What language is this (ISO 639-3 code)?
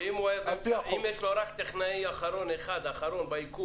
heb